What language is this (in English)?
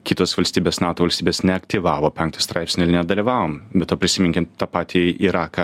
Lithuanian